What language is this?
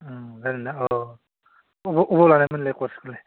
Bodo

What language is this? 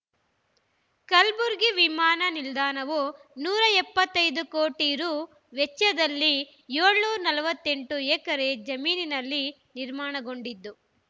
Kannada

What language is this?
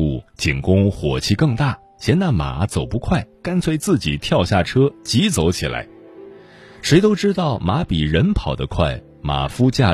Chinese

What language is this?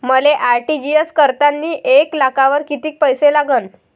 Marathi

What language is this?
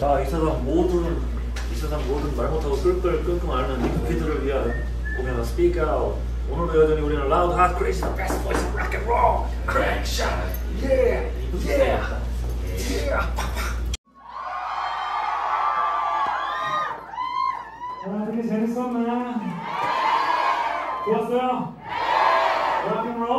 Korean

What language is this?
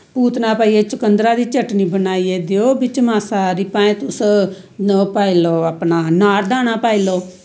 Dogri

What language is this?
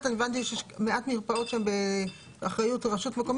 Hebrew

